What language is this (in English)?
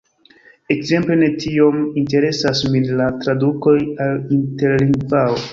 Esperanto